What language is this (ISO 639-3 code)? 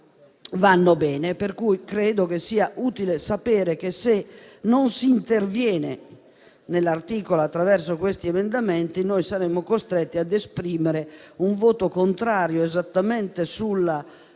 ita